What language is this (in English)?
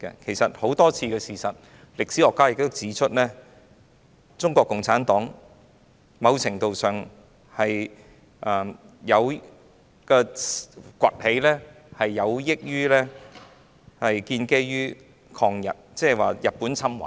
Cantonese